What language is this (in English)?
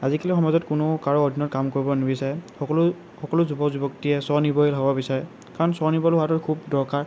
Assamese